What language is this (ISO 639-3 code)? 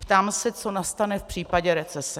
ces